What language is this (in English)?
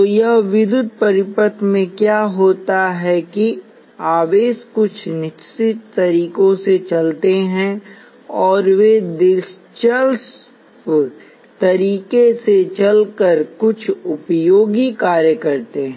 Hindi